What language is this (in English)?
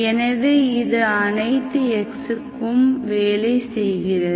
Tamil